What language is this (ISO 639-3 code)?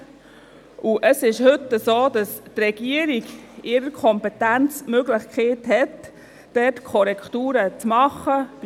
gsw